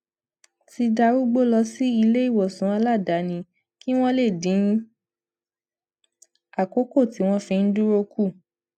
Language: Yoruba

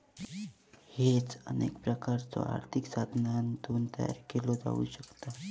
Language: Marathi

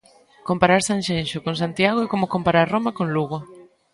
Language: Galician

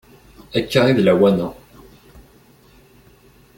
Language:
Kabyle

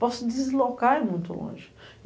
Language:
Portuguese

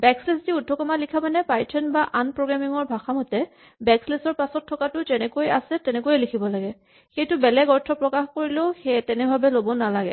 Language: Assamese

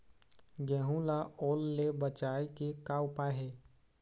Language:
Chhattisgarhi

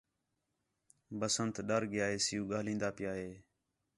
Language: Khetrani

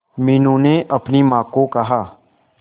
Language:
Hindi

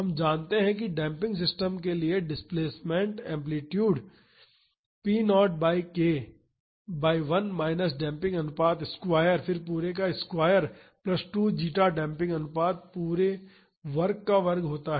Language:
Hindi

